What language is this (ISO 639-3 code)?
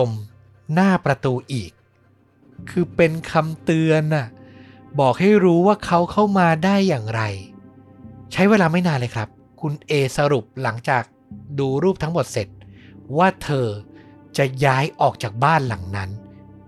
tha